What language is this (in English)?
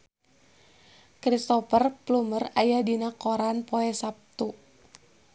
Sundanese